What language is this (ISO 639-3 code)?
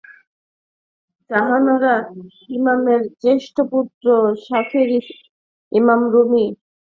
ben